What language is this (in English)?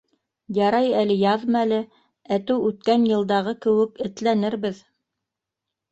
Bashkir